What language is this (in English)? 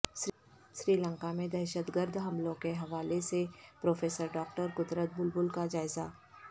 Urdu